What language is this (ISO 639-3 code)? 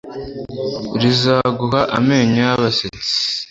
kin